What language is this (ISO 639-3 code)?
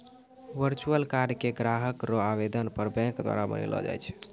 mai